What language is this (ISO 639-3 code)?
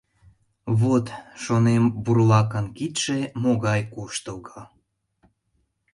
chm